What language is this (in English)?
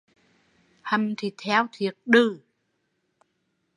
Vietnamese